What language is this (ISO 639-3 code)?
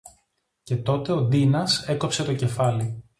ell